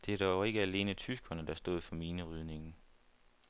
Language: Danish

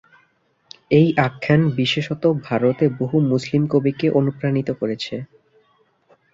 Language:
Bangla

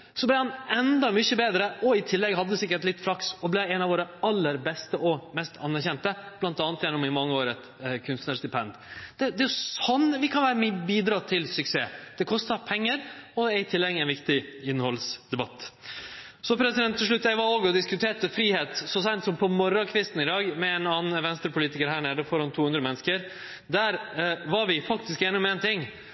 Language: Norwegian Nynorsk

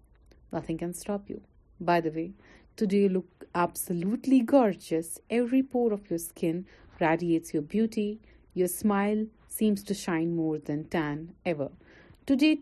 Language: Urdu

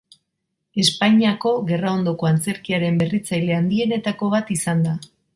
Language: Basque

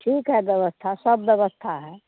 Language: Hindi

